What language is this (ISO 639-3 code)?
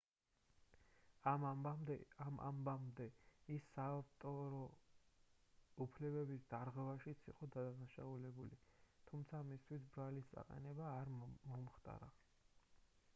kat